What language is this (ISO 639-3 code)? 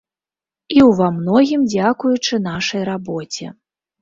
bel